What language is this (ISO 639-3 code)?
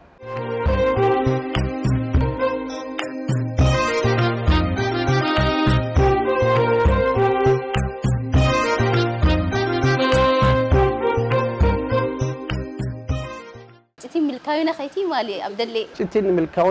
ara